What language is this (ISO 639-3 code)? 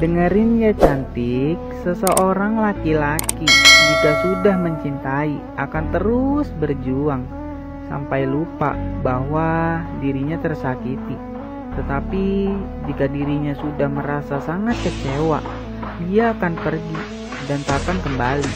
ind